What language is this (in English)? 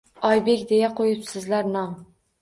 Uzbek